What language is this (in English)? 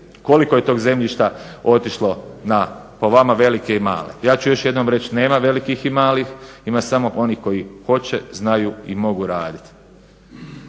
Croatian